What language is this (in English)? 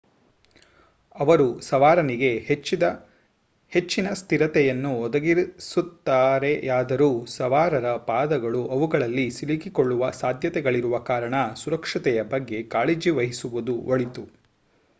Kannada